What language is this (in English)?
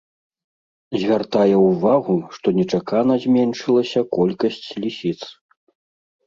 Belarusian